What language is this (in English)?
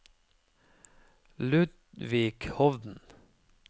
Norwegian